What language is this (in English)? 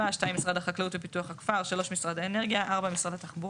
Hebrew